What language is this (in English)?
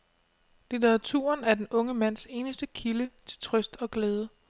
Danish